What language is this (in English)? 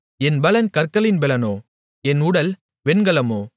Tamil